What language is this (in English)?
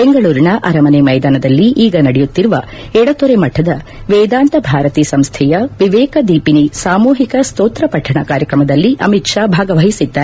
Kannada